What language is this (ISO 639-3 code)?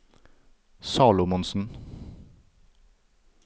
nor